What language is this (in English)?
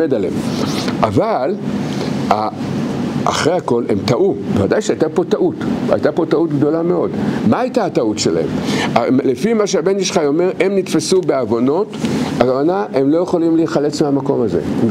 Hebrew